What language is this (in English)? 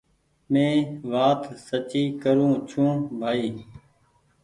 Goaria